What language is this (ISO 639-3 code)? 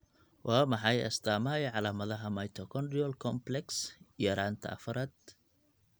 som